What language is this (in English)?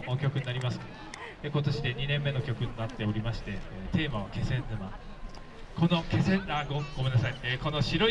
Japanese